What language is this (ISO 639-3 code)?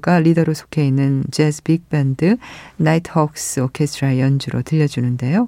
kor